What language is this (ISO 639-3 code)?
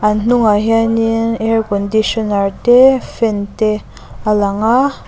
lus